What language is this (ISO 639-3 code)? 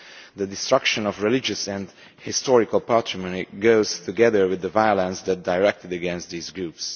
eng